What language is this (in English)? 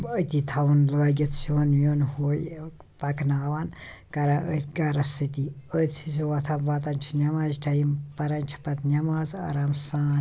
Kashmiri